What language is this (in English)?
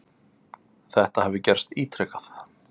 Icelandic